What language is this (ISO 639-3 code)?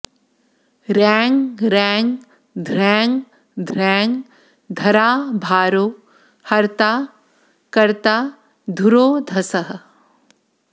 san